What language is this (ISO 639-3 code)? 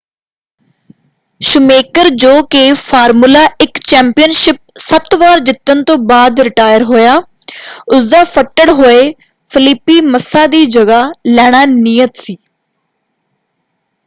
pan